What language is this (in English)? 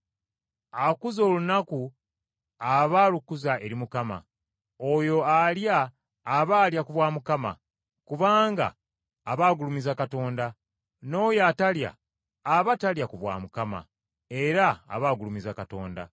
Ganda